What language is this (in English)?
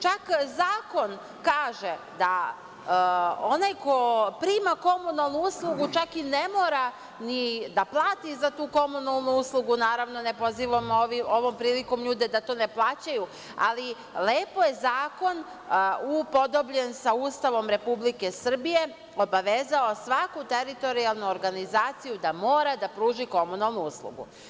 Serbian